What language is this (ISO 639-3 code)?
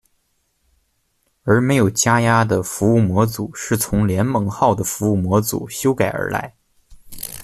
zho